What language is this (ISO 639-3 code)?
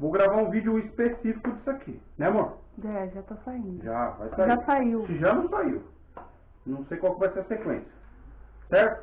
por